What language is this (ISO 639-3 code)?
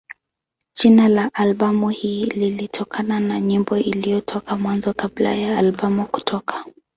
swa